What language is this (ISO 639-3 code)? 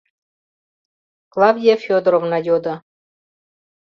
chm